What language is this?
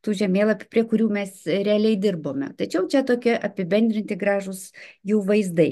Lithuanian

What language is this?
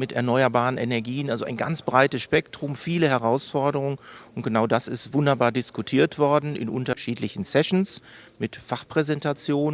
German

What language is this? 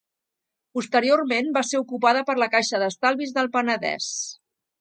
Catalan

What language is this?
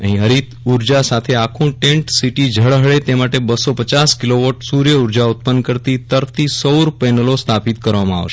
Gujarati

